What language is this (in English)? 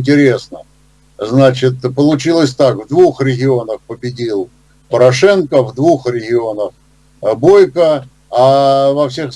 Russian